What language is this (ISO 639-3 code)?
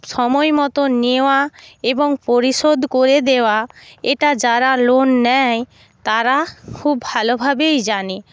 ben